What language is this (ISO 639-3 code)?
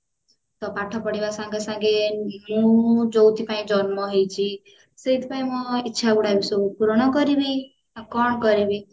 ori